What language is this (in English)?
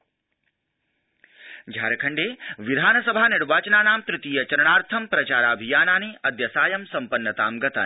Sanskrit